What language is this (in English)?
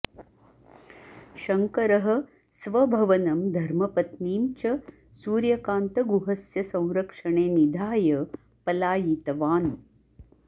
Sanskrit